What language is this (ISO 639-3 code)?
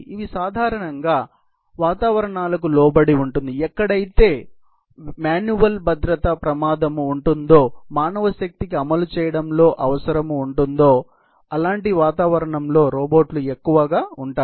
tel